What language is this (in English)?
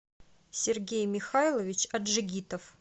Russian